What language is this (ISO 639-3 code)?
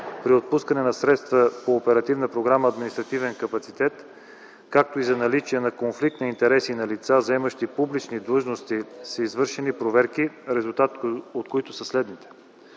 bul